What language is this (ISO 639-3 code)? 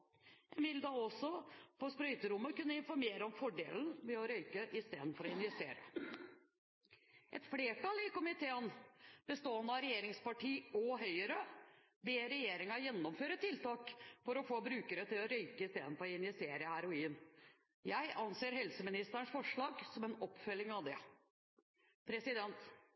nob